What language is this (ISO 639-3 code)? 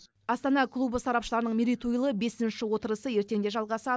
kaz